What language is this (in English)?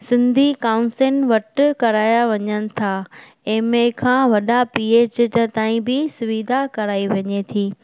Sindhi